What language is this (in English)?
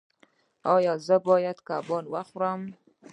Pashto